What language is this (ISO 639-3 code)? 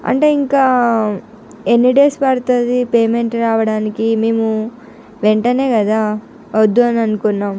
tel